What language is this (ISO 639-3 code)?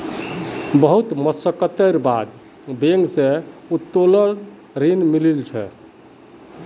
mag